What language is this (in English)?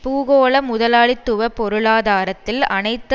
Tamil